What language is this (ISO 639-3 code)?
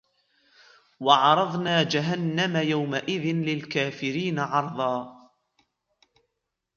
ara